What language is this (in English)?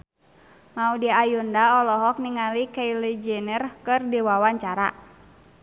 Sundanese